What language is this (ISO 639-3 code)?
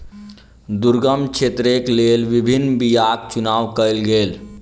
mai